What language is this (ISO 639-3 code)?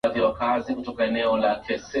swa